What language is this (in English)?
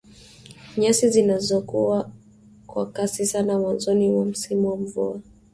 Swahili